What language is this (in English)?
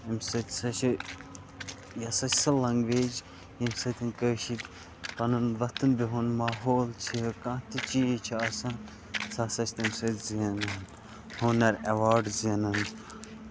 Kashmiri